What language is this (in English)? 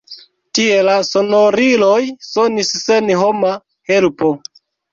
Esperanto